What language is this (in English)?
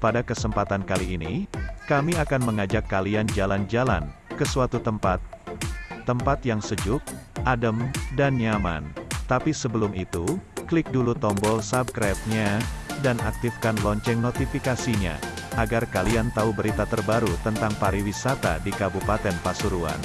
Indonesian